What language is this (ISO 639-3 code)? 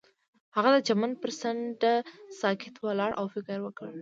pus